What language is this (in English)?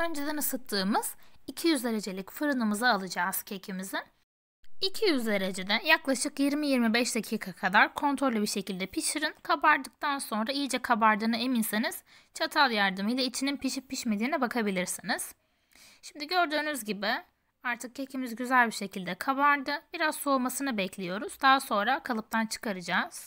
Turkish